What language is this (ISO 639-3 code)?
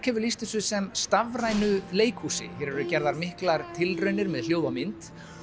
isl